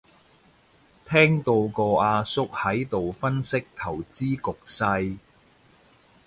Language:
Cantonese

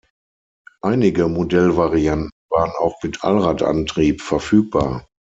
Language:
German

